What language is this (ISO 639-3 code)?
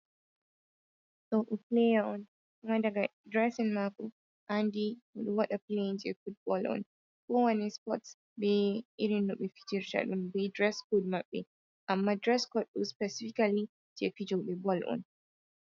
ful